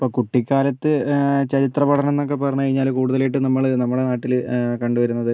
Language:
Malayalam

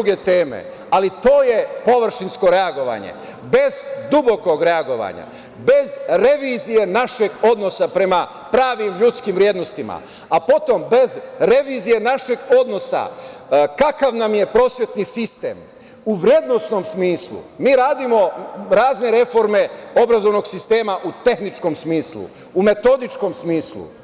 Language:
Serbian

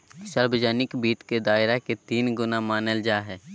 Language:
Magahi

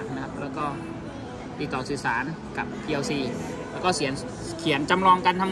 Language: Thai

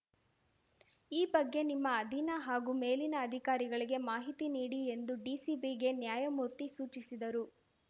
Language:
Kannada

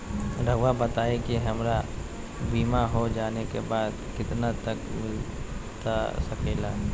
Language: Magahi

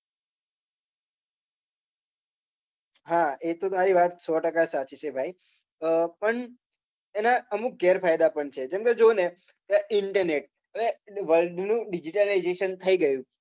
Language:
Gujarati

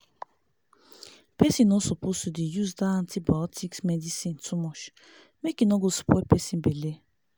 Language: Nigerian Pidgin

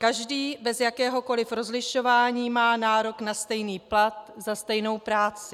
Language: Czech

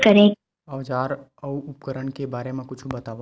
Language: Chhattisgarhi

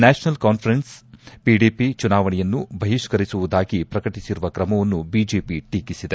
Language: Kannada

